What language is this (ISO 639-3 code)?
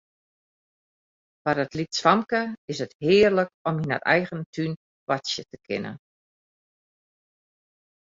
fry